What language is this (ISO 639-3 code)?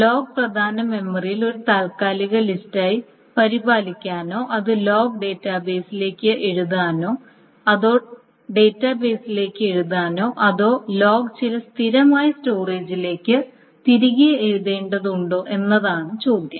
mal